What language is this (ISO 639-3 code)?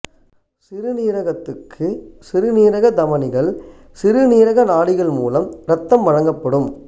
tam